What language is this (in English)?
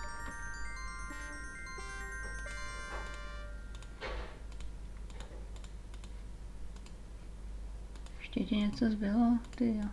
Czech